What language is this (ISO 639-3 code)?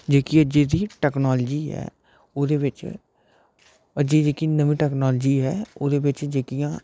doi